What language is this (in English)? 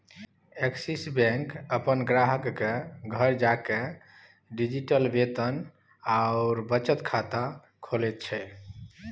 Maithili